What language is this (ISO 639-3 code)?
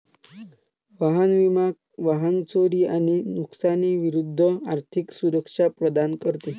mar